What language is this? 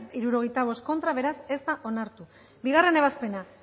Basque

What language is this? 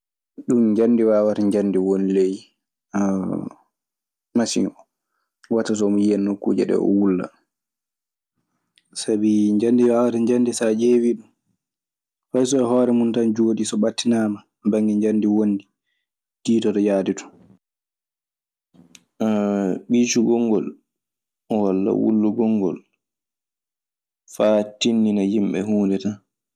Maasina Fulfulde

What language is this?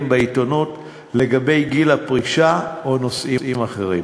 Hebrew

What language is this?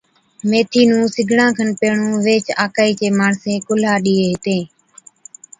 Od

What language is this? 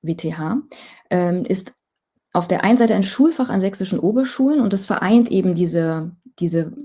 German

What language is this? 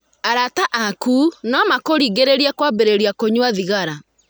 Kikuyu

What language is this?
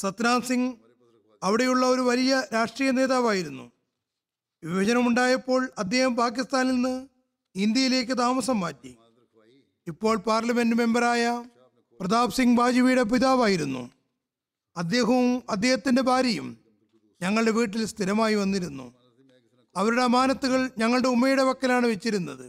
Malayalam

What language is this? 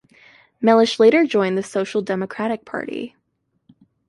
English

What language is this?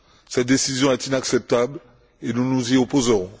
French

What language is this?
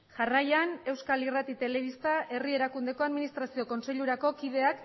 Basque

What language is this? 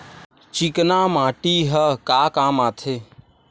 Chhattisgarhi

